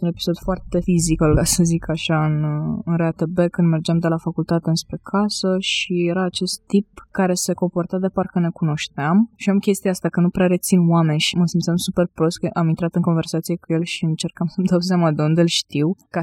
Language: Romanian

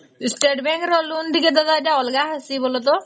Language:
Odia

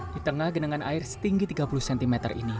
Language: Indonesian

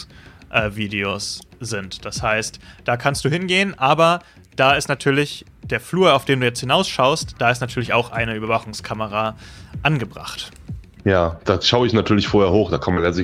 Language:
German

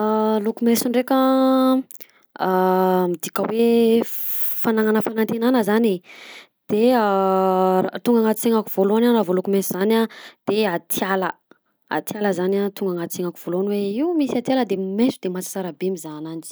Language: Southern Betsimisaraka Malagasy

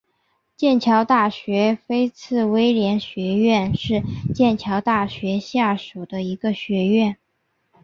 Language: Chinese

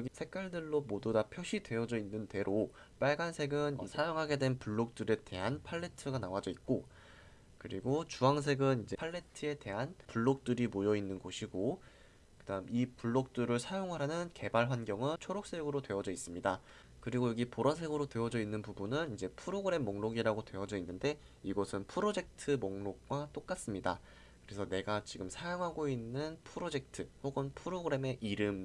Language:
Korean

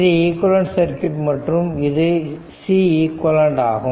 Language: Tamil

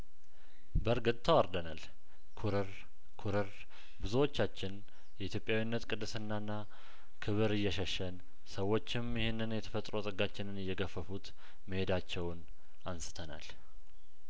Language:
Amharic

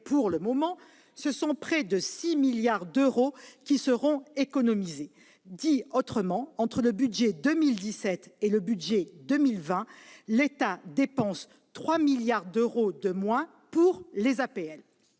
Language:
French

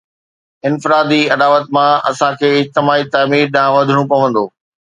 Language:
Sindhi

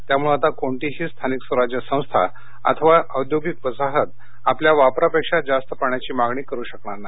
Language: Marathi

